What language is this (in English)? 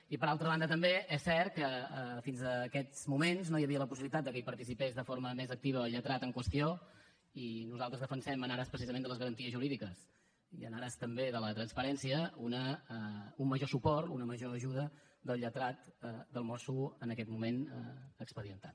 Catalan